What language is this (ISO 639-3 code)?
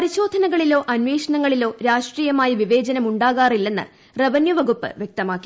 mal